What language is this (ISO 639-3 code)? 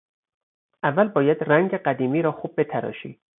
fas